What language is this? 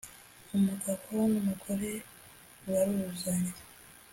Kinyarwanda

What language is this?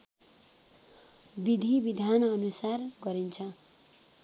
Nepali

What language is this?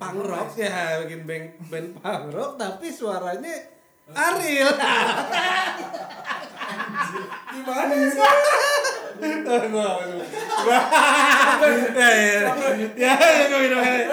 Indonesian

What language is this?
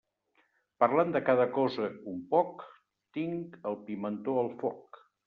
Catalan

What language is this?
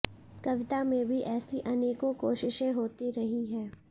Hindi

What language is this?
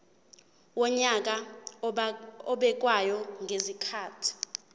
Zulu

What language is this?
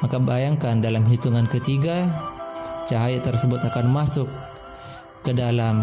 Indonesian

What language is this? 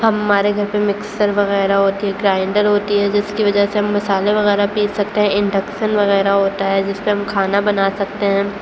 Urdu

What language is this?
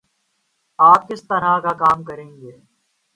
Urdu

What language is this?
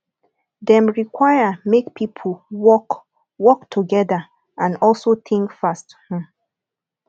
Nigerian Pidgin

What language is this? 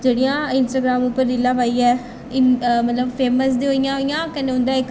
Dogri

